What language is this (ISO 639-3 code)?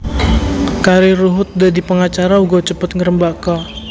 jav